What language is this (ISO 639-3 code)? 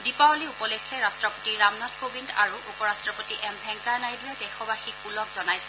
asm